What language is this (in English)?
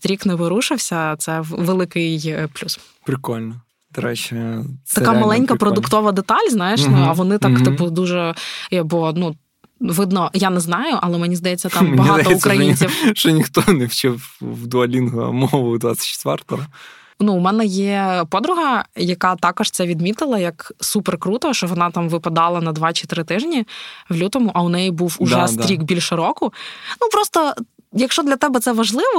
Ukrainian